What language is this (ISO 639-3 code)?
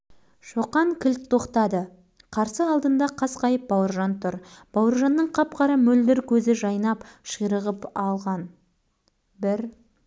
kaz